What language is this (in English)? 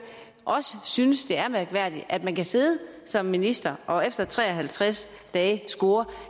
Danish